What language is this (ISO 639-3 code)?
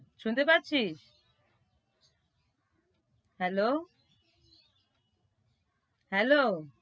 ben